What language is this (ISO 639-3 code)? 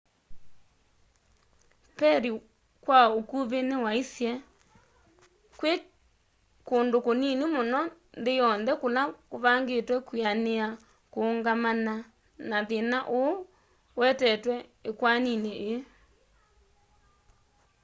kam